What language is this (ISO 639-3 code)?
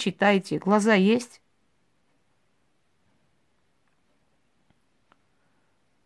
rus